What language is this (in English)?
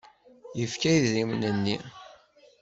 Kabyle